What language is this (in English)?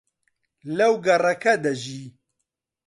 Central Kurdish